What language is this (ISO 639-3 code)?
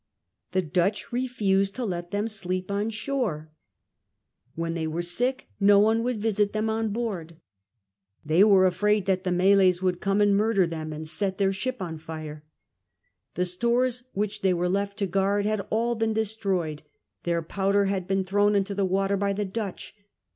eng